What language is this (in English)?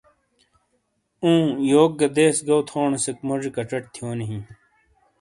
Shina